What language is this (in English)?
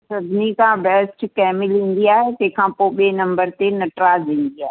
Sindhi